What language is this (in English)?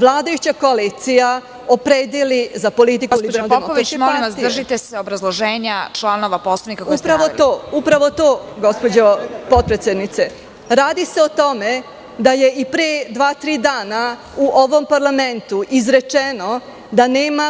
Serbian